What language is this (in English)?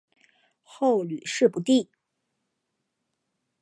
Chinese